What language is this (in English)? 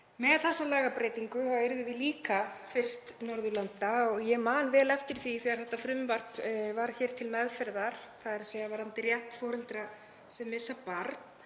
Icelandic